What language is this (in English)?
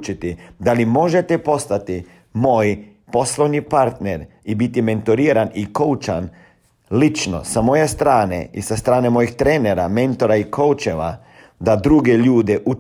Croatian